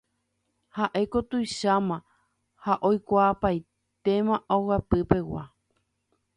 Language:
Guarani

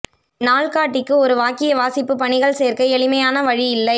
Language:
Tamil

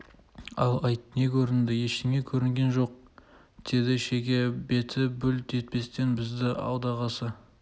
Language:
Kazakh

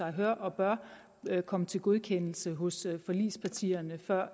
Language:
Danish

